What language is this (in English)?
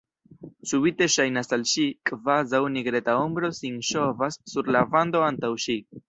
Esperanto